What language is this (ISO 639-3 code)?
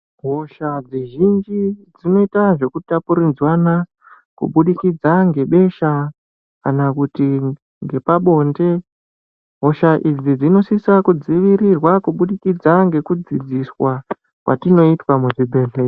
ndc